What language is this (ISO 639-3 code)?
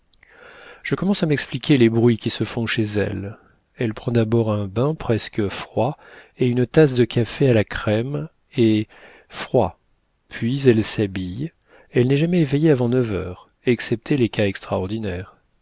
fra